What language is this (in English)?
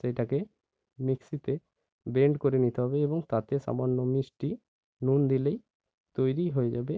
Bangla